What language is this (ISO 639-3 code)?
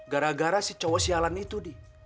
ind